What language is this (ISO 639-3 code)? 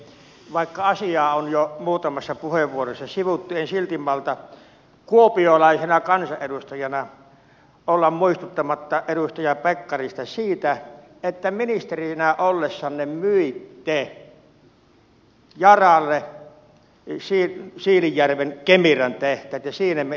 fin